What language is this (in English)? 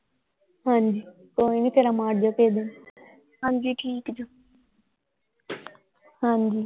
Punjabi